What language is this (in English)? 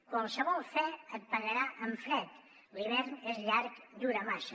Catalan